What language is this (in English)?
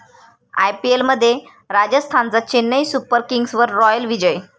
Marathi